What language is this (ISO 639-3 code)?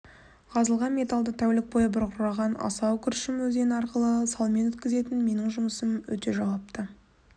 kaz